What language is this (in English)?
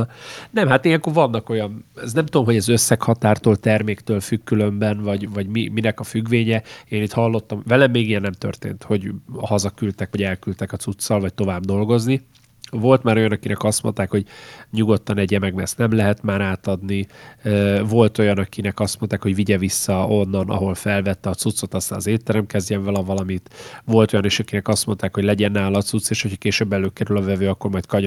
Hungarian